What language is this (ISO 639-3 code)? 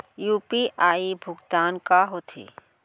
hne